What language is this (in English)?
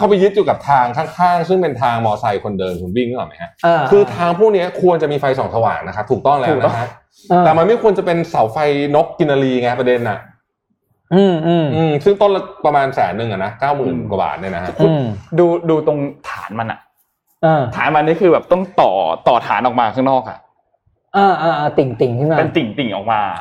Thai